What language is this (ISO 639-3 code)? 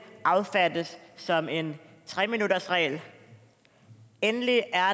dan